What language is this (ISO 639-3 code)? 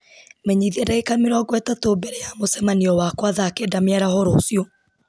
kik